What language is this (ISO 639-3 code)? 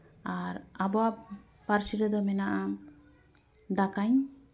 sat